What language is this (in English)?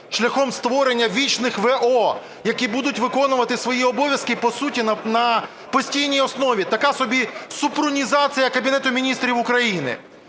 Ukrainian